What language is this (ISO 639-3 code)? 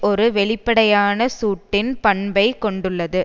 tam